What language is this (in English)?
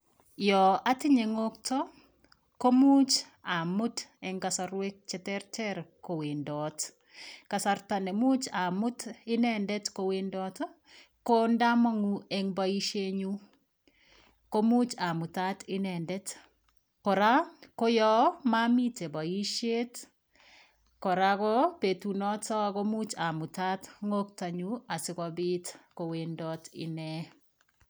Kalenjin